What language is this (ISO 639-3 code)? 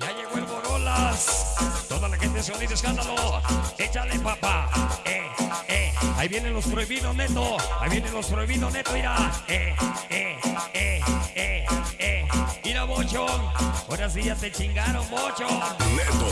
spa